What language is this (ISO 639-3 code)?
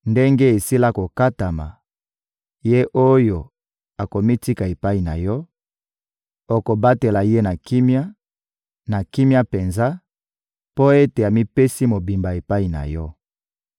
lin